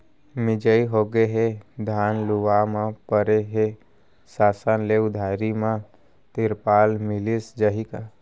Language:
Chhattisgarhi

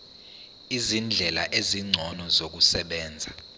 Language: Zulu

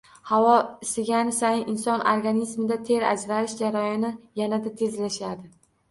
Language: Uzbek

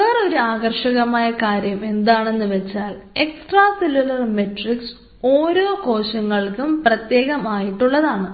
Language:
Malayalam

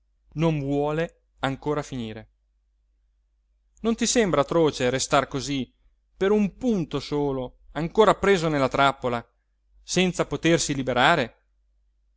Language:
Italian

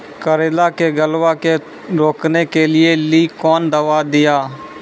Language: Maithili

